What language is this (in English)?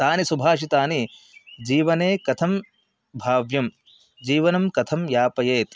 Sanskrit